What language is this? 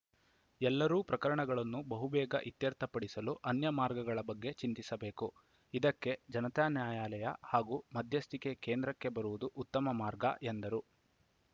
Kannada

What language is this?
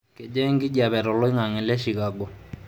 Masai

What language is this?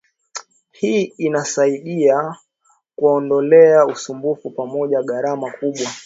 Swahili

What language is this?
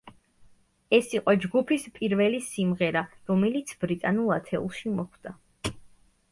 Georgian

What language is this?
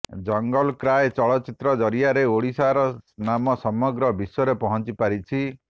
Odia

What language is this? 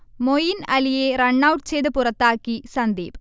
Malayalam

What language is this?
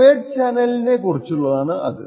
Malayalam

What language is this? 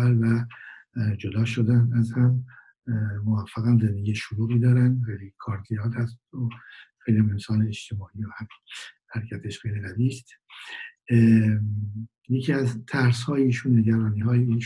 Persian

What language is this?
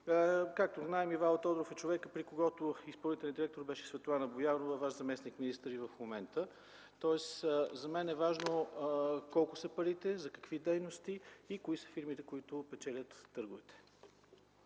Bulgarian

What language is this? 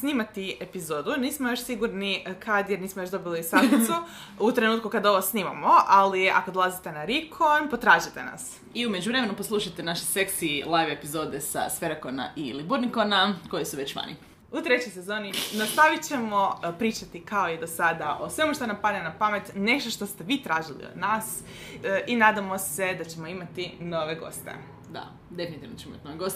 Croatian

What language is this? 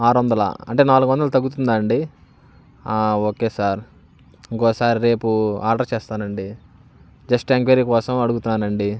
Telugu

